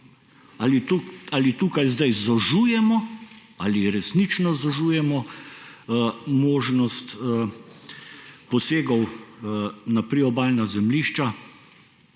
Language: Slovenian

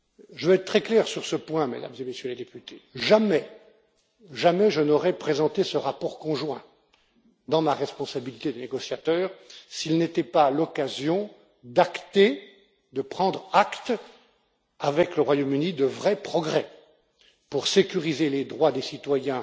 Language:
French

